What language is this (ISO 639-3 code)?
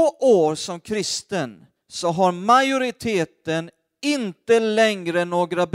swe